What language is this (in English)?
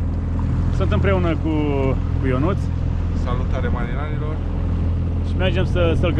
Romanian